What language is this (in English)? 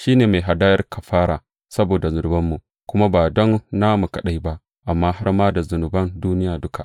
Hausa